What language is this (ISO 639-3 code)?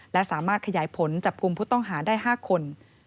tha